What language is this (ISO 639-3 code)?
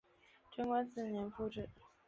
zho